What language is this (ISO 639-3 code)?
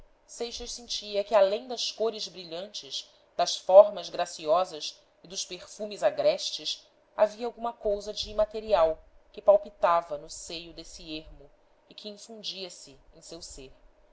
por